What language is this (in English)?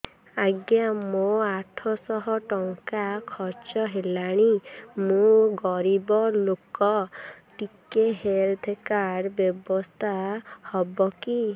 Odia